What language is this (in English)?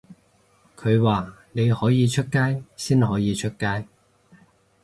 Cantonese